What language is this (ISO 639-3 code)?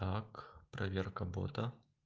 rus